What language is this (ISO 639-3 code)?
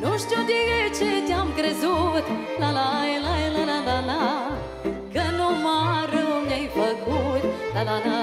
ron